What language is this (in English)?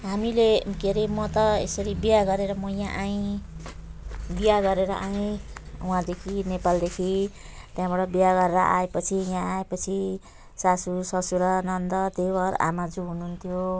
Nepali